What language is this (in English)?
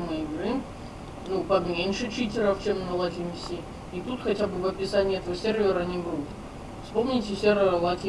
Russian